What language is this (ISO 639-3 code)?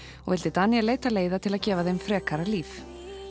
isl